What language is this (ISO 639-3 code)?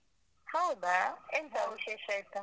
kan